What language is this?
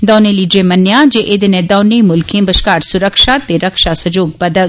Dogri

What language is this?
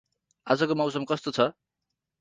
Nepali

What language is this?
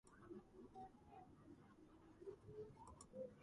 Georgian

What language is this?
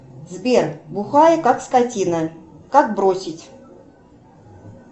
Russian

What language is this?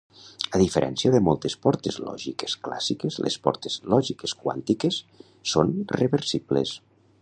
Catalan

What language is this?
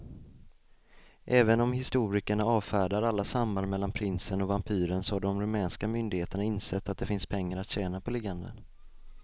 Swedish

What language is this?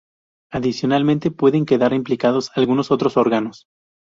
Spanish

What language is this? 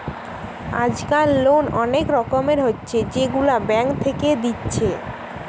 Bangla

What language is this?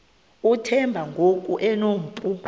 Xhosa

